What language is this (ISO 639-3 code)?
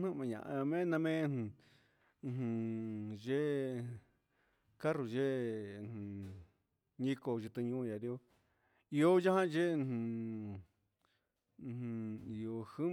mxs